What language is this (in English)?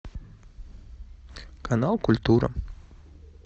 Russian